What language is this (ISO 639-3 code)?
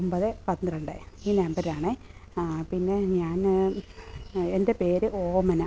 mal